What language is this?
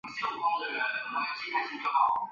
Chinese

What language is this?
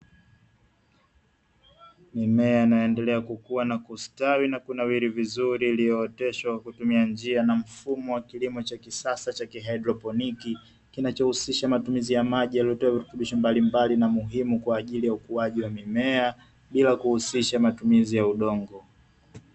Swahili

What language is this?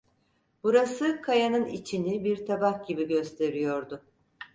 Turkish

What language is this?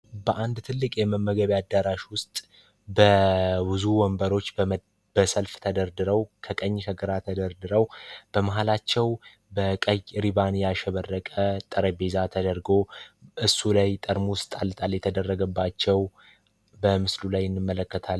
Amharic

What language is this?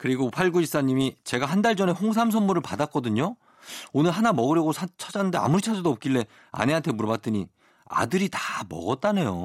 Korean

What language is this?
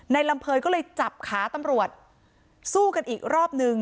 Thai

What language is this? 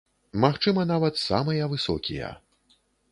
Belarusian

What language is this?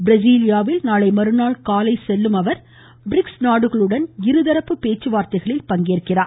Tamil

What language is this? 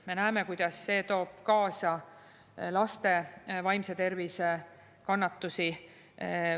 Estonian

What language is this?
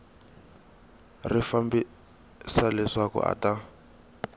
Tsonga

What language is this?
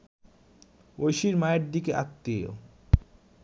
Bangla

